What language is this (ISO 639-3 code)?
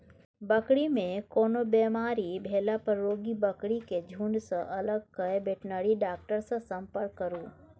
mai